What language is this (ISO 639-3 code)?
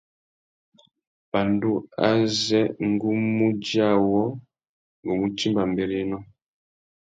bag